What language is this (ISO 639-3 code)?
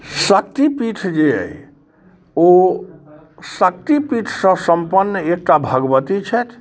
mai